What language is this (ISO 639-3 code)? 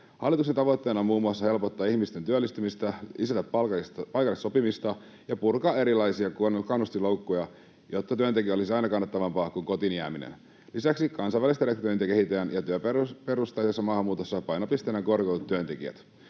fin